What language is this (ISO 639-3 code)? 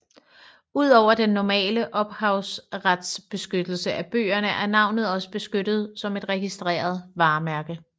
dan